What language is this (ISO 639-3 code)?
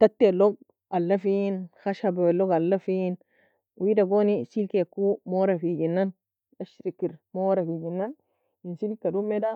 fia